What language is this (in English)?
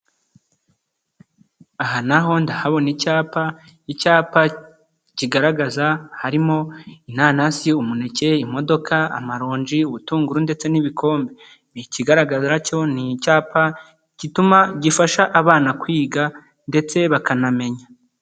Kinyarwanda